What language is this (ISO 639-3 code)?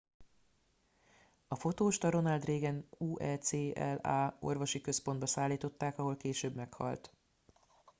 hun